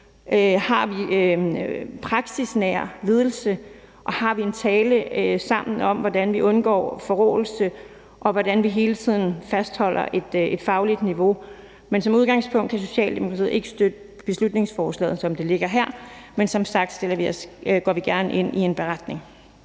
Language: Danish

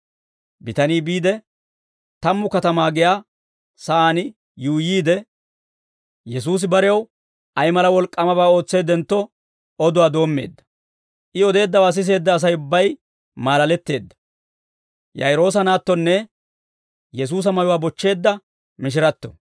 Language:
Dawro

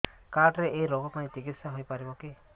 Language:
Odia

